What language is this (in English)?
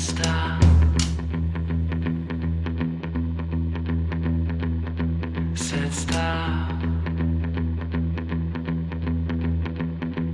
Portuguese